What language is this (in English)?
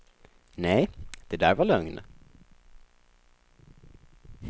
Swedish